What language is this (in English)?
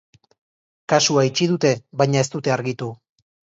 Basque